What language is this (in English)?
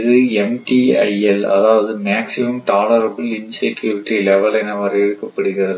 Tamil